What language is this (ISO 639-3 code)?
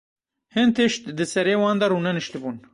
kur